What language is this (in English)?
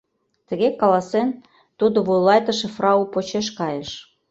Mari